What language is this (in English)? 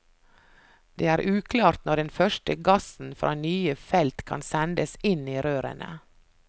Norwegian